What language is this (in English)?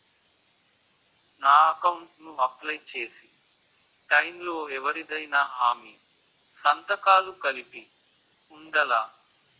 Telugu